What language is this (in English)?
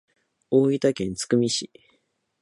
Japanese